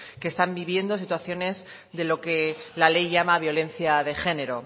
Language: Spanish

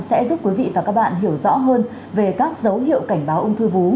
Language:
Vietnamese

